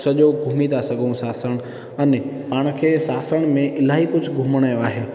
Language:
Sindhi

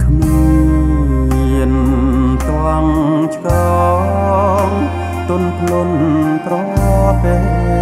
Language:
Thai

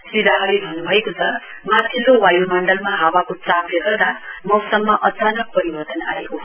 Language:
Nepali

